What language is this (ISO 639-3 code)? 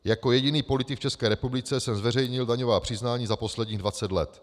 ces